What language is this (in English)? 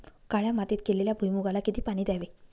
Marathi